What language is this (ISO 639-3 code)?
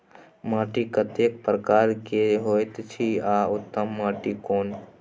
mai